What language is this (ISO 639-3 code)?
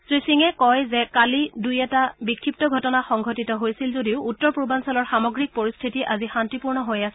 asm